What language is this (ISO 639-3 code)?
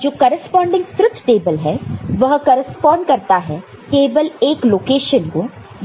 hin